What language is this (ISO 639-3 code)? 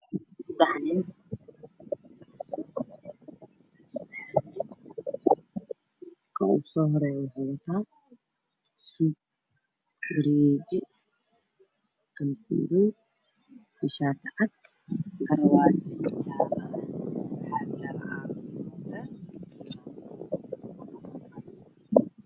som